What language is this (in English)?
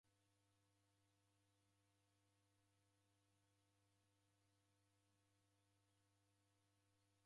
Taita